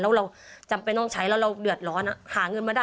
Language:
Thai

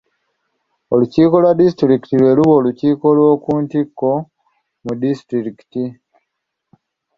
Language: Ganda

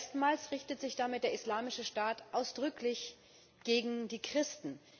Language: German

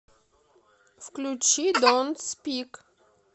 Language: Russian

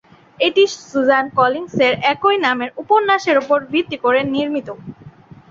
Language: Bangla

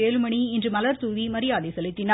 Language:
Tamil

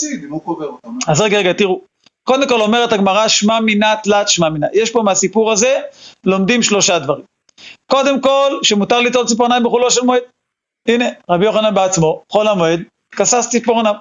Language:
Hebrew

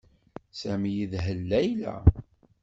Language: Kabyle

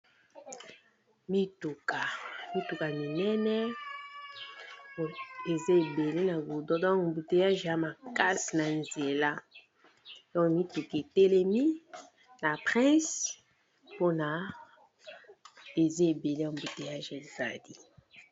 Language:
Lingala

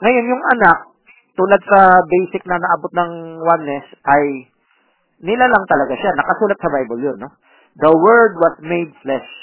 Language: Filipino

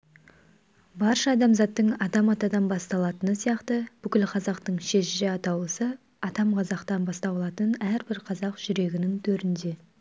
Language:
Kazakh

